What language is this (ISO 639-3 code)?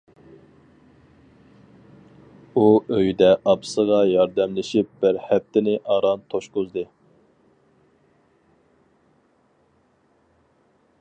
uig